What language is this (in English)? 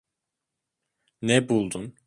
Turkish